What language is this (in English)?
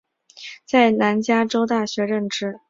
Chinese